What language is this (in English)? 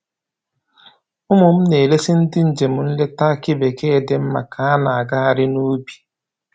Igbo